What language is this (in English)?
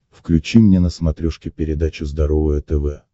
Russian